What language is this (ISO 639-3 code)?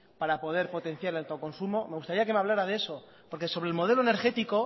spa